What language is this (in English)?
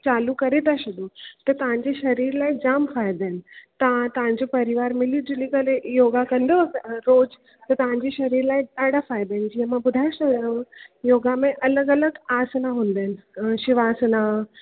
Sindhi